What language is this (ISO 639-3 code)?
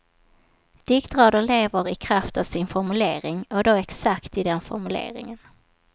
swe